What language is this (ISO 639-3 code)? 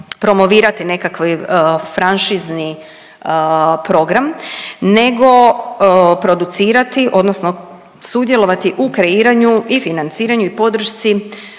hrv